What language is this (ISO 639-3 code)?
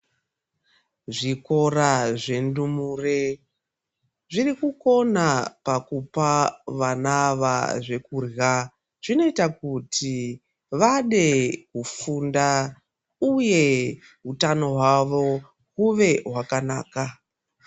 ndc